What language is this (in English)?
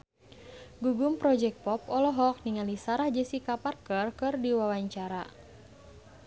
Sundanese